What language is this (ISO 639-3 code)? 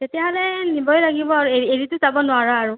asm